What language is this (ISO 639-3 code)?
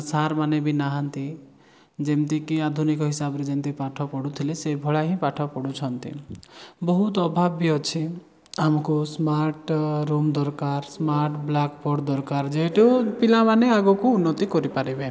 ori